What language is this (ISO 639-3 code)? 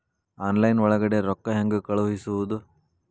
kan